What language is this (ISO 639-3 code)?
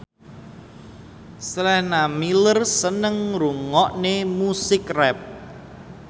jav